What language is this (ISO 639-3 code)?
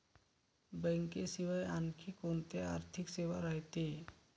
mar